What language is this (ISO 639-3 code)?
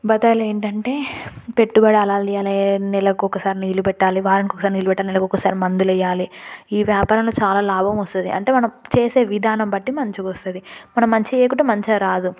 tel